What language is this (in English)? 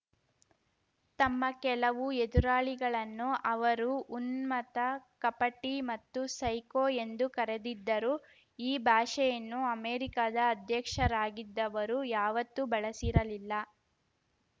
Kannada